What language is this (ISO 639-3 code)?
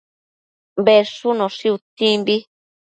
mcf